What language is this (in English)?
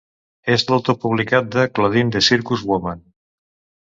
Catalan